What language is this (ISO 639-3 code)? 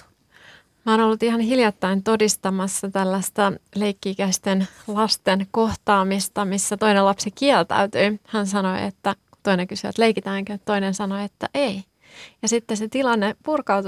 fin